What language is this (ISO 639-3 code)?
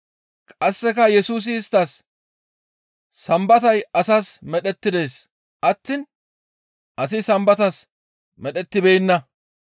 gmv